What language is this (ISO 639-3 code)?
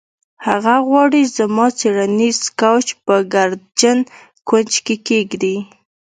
pus